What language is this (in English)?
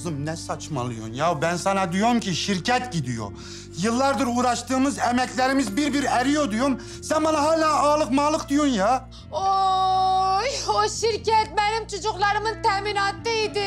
Turkish